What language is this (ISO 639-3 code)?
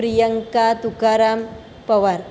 guj